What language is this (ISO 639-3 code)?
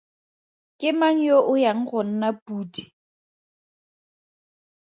tsn